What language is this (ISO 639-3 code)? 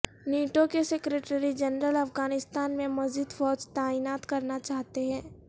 urd